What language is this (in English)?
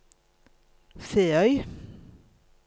Norwegian